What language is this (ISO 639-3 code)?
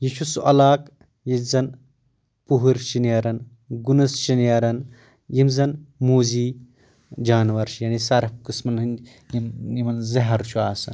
kas